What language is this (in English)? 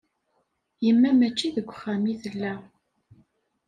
Kabyle